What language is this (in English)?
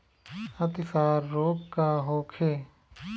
Bhojpuri